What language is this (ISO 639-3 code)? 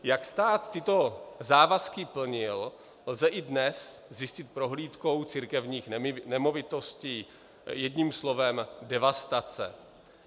ces